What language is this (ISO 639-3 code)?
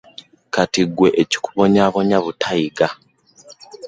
lug